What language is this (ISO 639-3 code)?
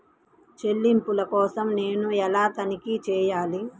tel